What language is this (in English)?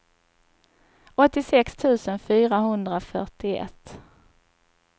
Swedish